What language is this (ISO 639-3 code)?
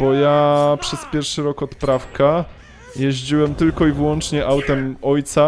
pol